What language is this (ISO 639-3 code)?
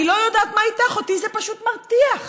heb